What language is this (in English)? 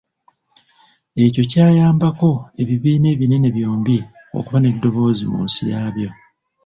Ganda